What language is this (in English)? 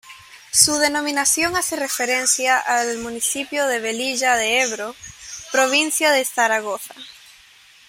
Spanish